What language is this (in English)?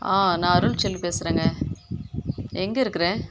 Tamil